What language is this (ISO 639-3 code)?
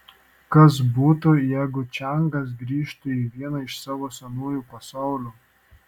lit